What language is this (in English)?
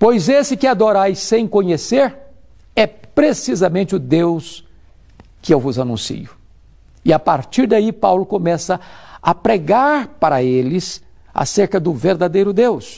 Portuguese